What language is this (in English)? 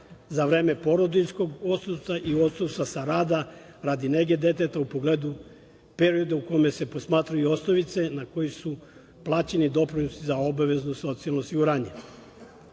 Serbian